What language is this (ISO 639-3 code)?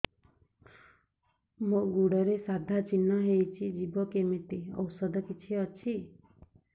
ori